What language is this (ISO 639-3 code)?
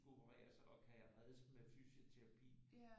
dan